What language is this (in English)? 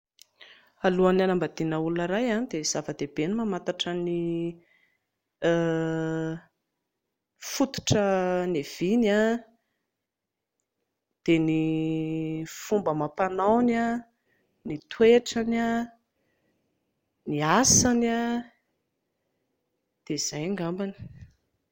Malagasy